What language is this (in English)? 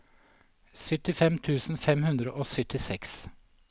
Norwegian